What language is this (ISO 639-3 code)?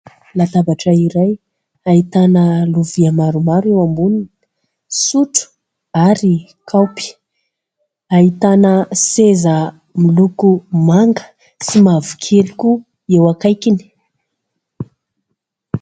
mlg